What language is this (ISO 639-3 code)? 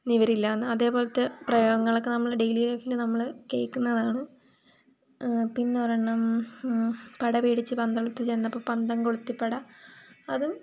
mal